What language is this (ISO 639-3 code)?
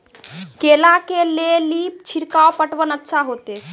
mai